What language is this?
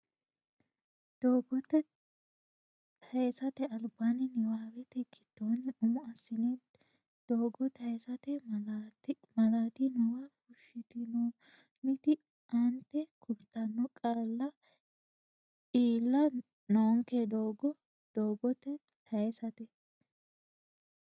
Sidamo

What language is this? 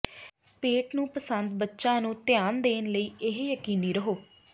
Punjabi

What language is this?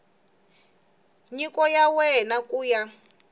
Tsonga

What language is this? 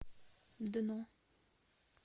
Russian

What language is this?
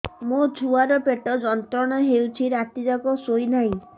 Odia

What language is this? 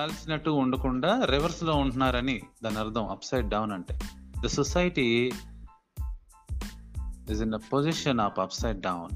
Telugu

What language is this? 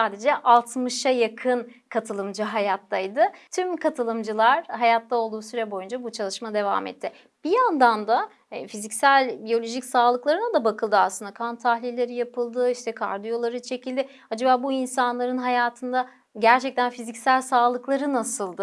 Turkish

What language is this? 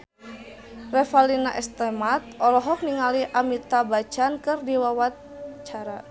Sundanese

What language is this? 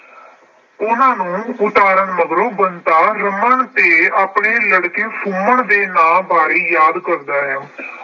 Punjabi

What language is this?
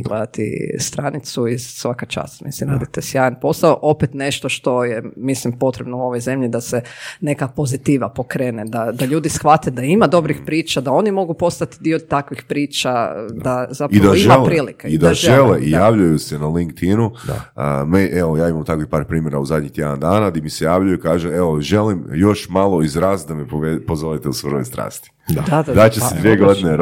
Croatian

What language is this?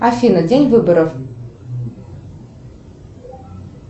Russian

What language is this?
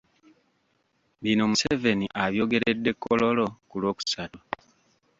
Ganda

